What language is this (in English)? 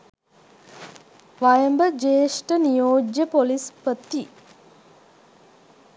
Sinhala